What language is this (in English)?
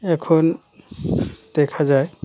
Bangla